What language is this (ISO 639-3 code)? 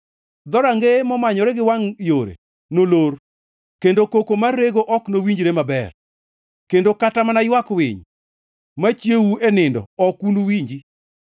luo